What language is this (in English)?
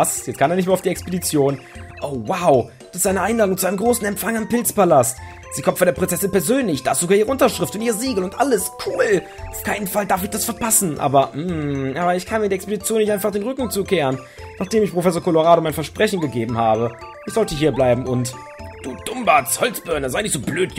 German